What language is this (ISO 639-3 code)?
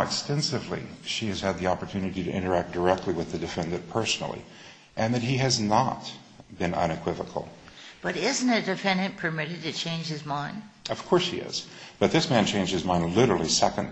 eng